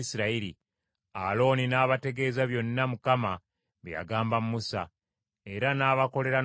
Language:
Ganda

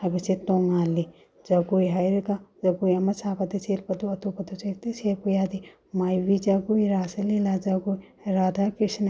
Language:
Manipuri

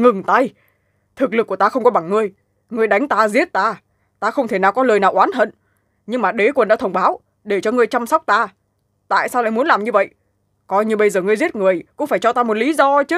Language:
Vietnamese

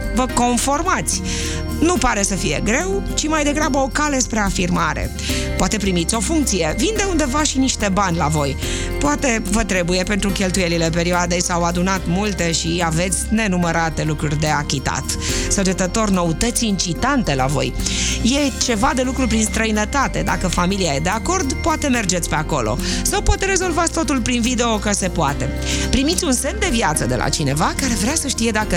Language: Romanian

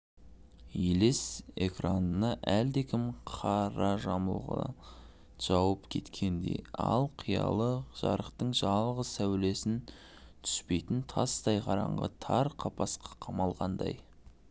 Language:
Kazakh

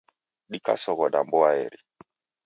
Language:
Taita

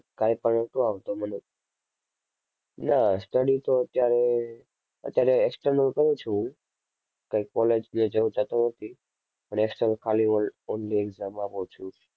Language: Gujarati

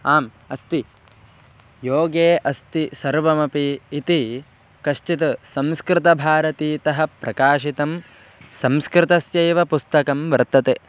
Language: Sanskrit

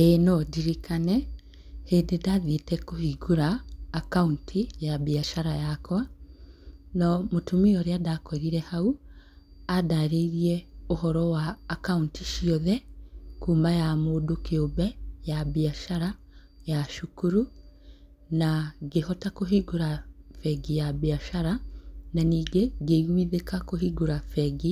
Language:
Kikuyu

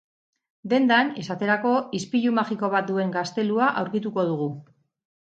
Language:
Basque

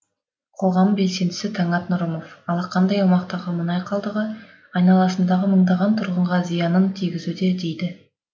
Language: Kazakh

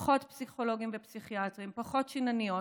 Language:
Hebrew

